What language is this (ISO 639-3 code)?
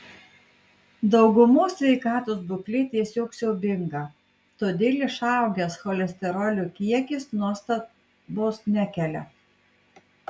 lit